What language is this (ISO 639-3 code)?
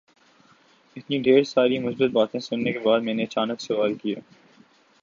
urd